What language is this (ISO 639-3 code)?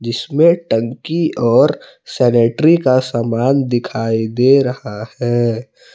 hin